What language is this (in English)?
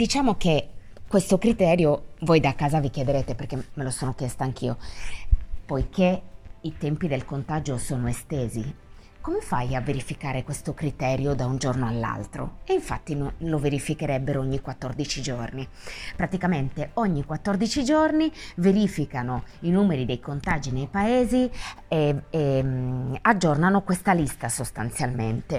Italian